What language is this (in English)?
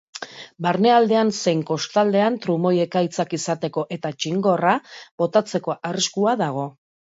Basque